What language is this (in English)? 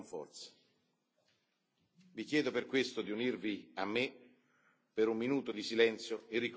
Italian